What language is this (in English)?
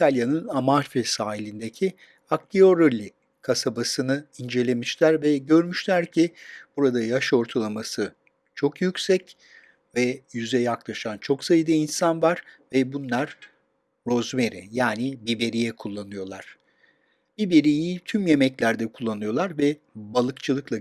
Turkish